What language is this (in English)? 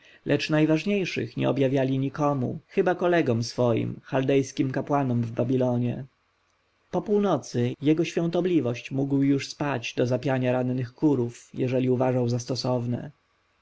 Polish